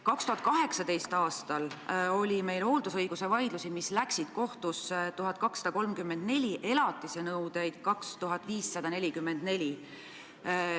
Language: Estonian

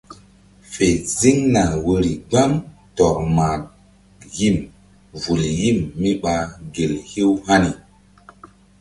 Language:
Mbum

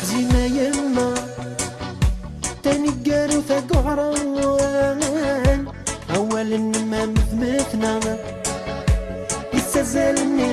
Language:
Arabic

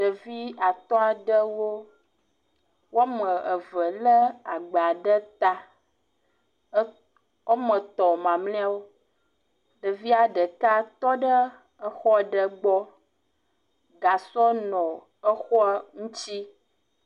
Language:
Ewe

